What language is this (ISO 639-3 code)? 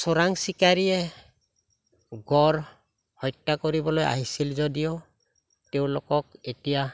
asm